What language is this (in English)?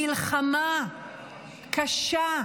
Hebrew